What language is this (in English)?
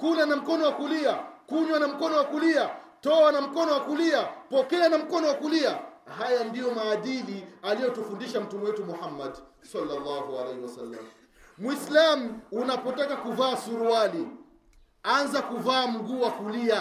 Swahili